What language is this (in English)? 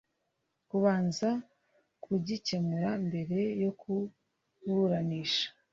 Kinyarwanda